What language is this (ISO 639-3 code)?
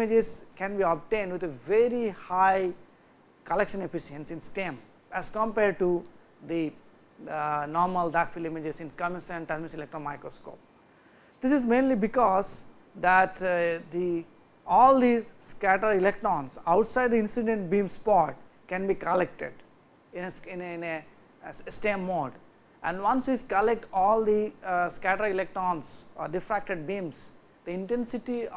eng